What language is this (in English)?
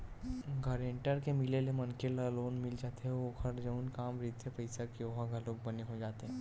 Chhattisgarhi